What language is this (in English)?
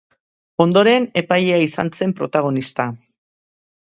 Basque